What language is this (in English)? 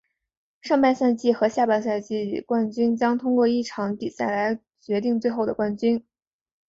Chinese